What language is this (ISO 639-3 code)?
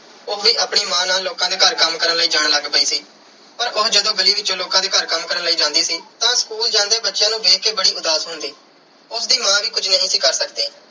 pan